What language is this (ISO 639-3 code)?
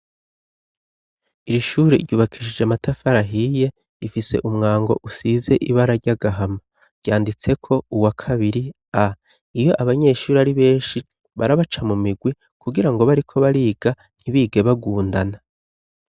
run